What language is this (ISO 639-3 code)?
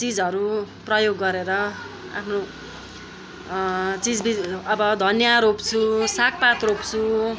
nep